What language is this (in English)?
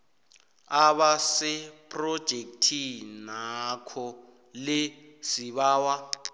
South Ndebele